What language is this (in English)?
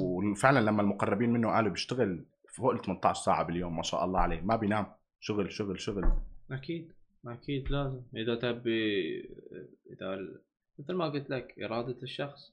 Arabic